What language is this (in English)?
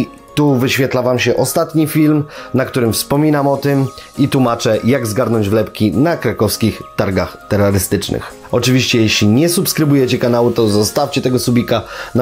Polish